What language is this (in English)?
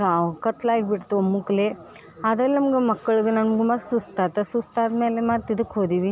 Kannada